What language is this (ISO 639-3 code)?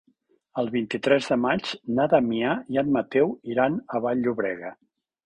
cat